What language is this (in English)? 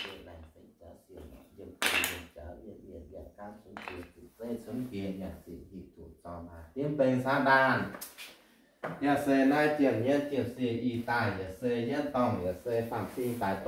Vietnamese